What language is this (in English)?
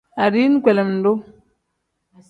Tem